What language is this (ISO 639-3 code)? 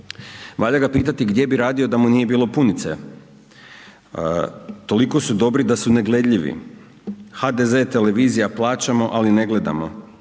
hrv